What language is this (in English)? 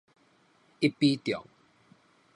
Min Nan Chinese